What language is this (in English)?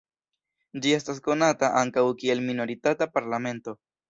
Esperanto